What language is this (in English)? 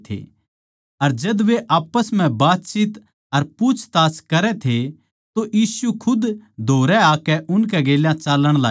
Haryanvi